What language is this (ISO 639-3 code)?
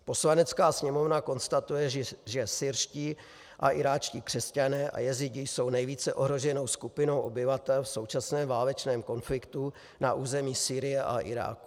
ces